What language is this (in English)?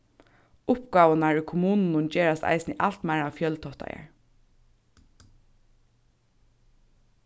Faroese